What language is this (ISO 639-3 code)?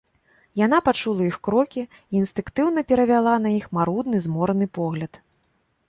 bel